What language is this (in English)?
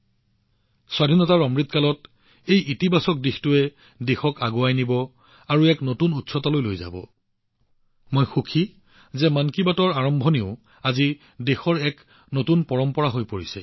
Assamese